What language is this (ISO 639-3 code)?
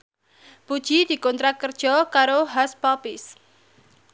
jav